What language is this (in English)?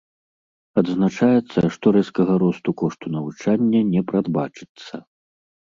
Belarusian